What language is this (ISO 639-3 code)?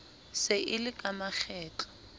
sot